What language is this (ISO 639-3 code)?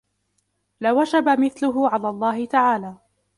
ara